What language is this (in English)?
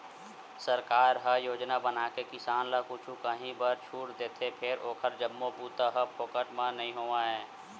Chhattisgarhi